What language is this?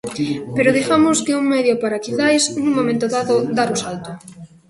Galician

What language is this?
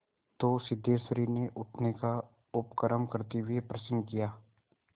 Hindi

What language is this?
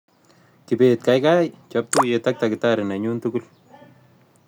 Kalenjin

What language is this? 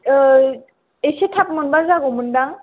Bodo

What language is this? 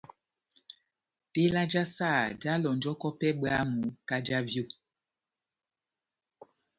Batanga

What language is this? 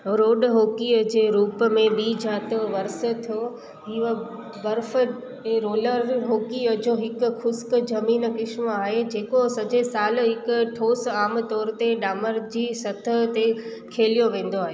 Sindhi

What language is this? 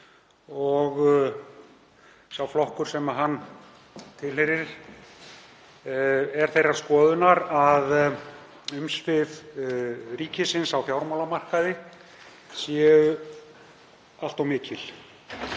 Icelandic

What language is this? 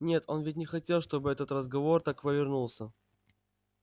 Russian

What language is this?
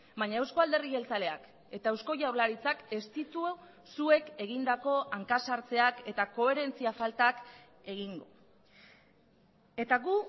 Basque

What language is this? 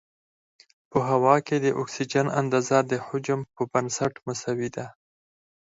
Pashto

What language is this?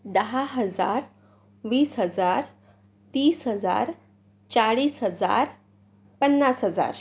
Marathi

